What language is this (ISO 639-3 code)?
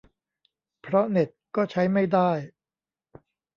tha